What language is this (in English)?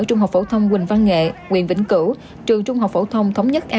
Vietnamese